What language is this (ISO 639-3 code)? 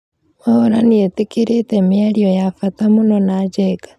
kik